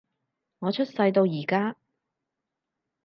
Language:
Cantonese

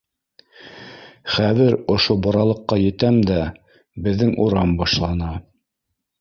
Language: Bashkir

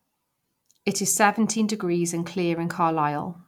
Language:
English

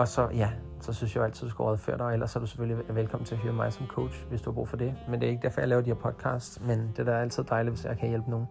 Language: Danish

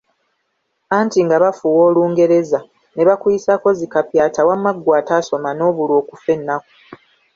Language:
Ganda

